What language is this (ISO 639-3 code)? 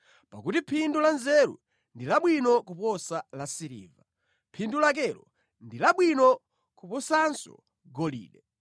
nya